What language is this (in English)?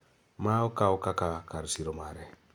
Luo (Kenya and Tanzania)